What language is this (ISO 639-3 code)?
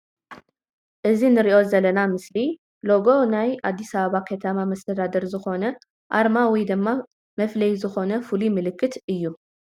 tir